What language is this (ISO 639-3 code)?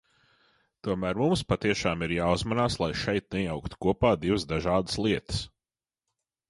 lav